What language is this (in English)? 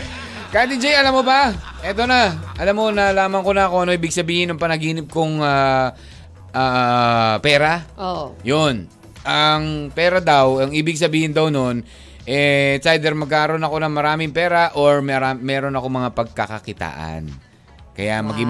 Filipino